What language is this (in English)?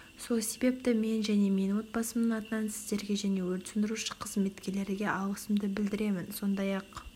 Kazakh